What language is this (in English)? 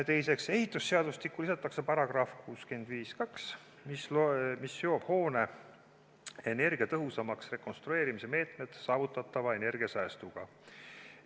Estonian